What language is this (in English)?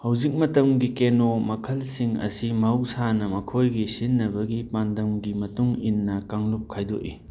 Manipuri